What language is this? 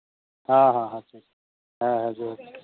Santali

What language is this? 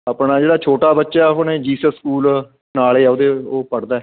Punjabi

